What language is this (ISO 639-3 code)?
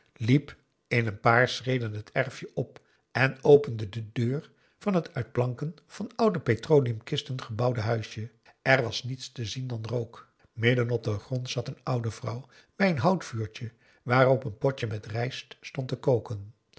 nld